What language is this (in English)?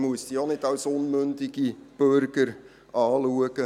Swiss German